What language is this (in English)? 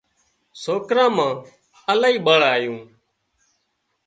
Wadiyara Koli